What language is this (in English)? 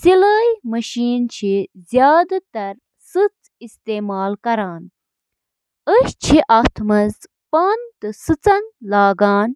Kashmiri